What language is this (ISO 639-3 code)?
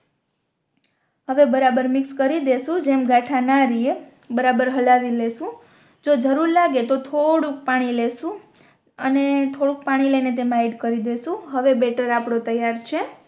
guj